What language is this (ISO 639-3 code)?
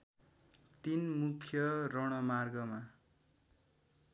nep